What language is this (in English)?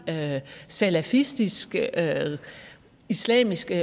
Danish